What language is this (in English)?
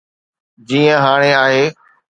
Sindhi